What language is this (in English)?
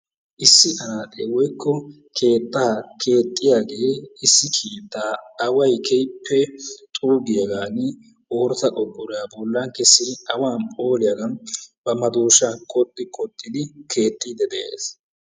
Wolaytta